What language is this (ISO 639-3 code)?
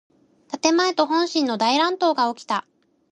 jpn